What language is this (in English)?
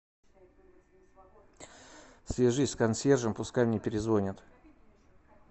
Russian